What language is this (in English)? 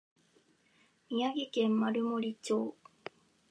Japanese